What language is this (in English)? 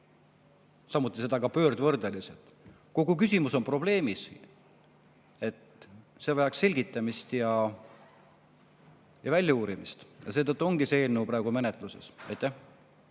Estonian